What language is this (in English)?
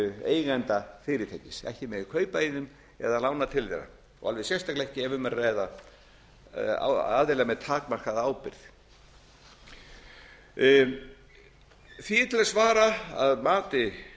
Icelandic